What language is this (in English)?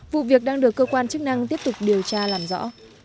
Vietnamese